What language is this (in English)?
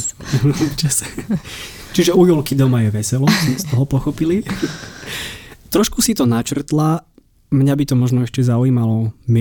Slovak